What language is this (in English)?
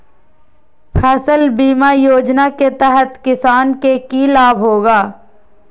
Magahi